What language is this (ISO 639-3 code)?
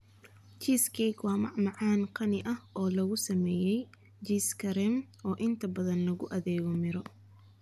som